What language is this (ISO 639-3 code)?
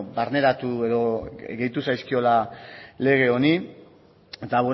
eus